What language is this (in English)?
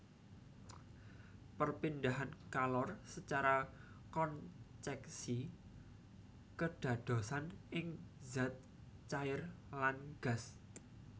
Javanese